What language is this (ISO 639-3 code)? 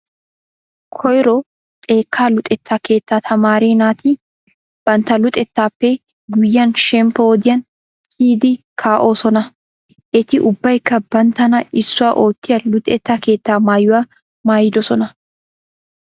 wal